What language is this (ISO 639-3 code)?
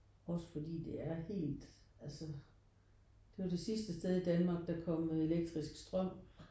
dan